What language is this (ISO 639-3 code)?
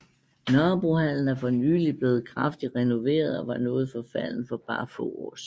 dan